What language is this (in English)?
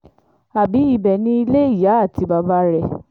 Yoruba